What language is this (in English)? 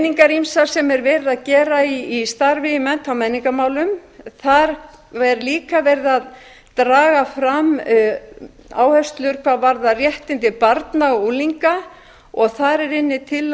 Icelandic